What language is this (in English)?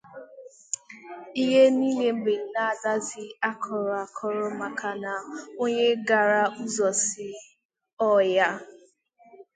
Igbo